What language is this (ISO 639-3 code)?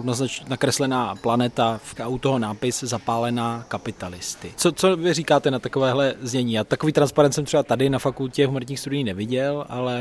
ces